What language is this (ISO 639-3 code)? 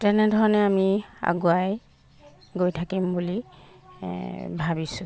asm